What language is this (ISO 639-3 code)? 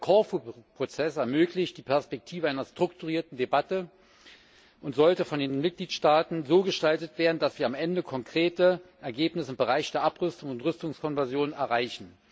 deu